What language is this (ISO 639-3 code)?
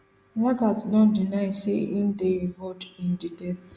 pcm